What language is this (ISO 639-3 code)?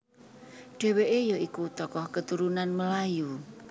jav